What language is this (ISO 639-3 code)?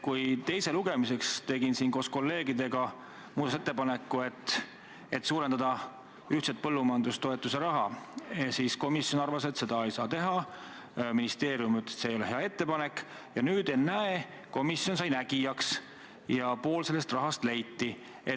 est